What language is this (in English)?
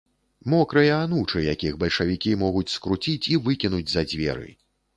Belarusian